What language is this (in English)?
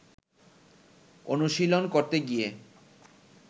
Bangla